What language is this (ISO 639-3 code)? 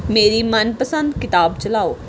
pan